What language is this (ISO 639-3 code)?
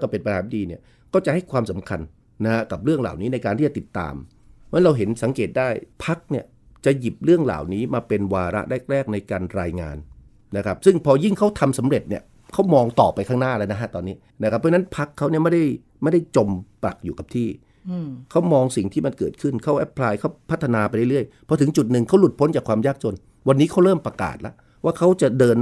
tha